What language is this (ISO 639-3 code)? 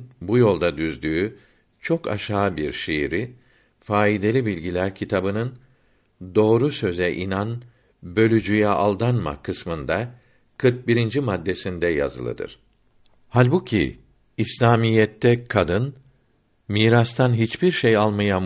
tur